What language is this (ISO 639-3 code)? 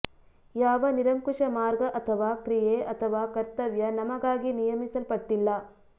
kan